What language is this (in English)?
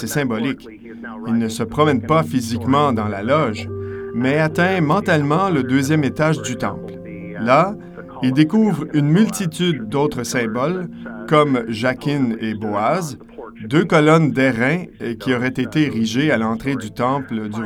French